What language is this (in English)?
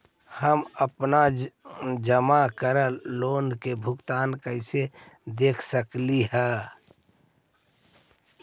Magahi